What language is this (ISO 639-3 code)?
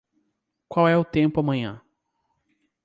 por